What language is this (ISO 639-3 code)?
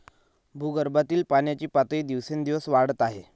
mar